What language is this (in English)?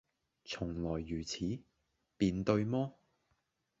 Cantonese